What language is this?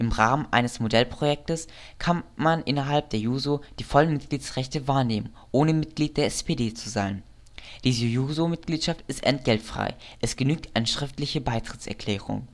German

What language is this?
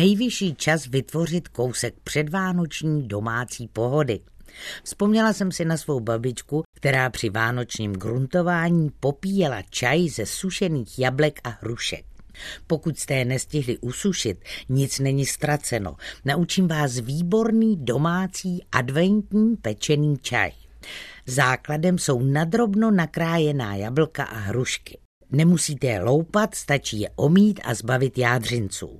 Czech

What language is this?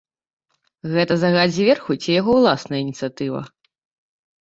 Belarusian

